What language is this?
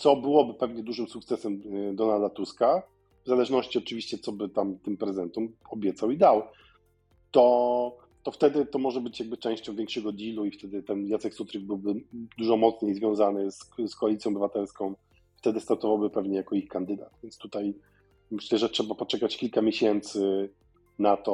Polish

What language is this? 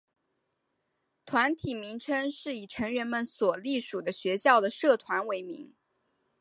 Chinese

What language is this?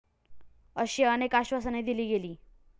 Marathi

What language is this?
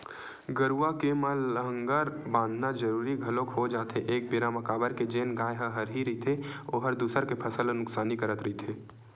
Chhattisgarhi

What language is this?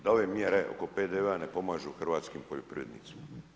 Croatian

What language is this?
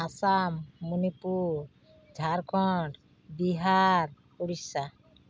Santali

